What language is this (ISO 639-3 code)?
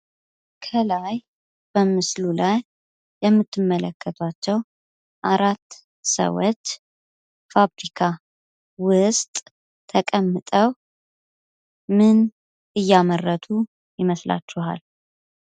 amh